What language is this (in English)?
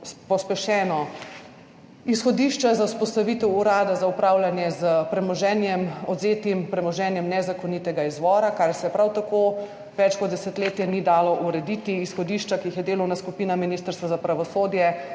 Slovenian